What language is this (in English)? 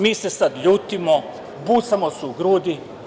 Serbian